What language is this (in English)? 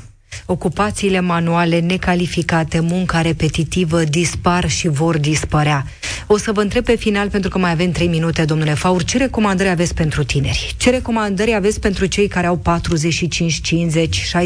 Romanian